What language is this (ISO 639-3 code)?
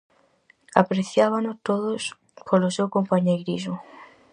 glg